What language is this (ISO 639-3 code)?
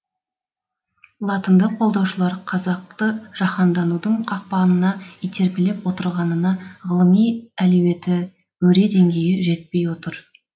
kaz